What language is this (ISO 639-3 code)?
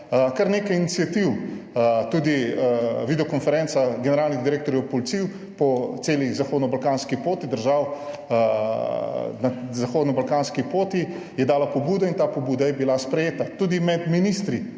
slv